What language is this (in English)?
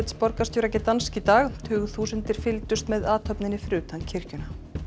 Icelandic